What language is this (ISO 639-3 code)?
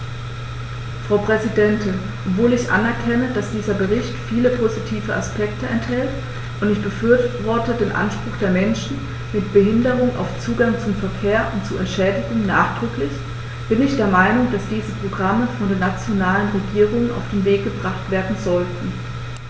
deu